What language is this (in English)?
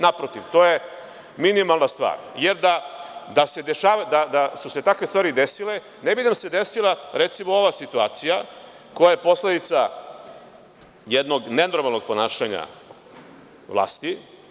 Serbian